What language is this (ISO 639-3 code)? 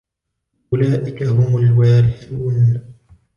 ara